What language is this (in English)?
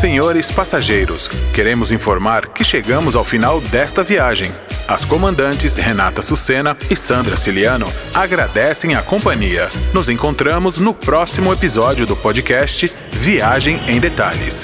Portuguese